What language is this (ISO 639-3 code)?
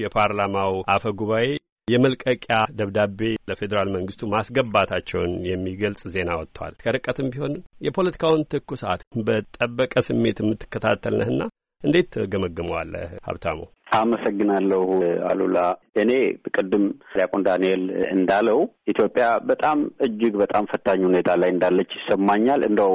amh